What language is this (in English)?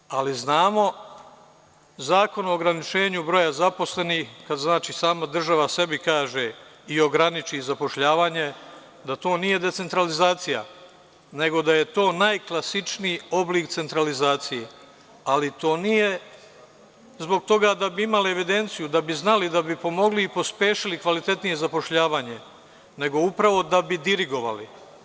Serbian